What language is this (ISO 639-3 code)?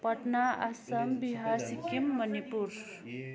nep